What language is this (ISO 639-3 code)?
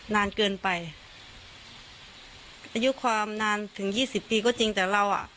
tha